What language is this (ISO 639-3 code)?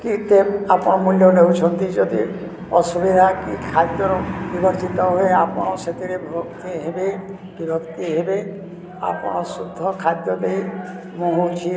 ori